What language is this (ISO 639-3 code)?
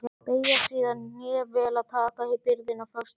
isl